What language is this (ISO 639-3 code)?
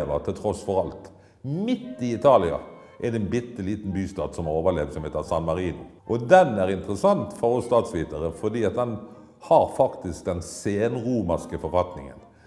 nor